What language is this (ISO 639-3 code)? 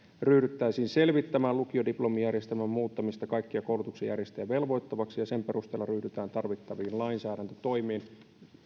fin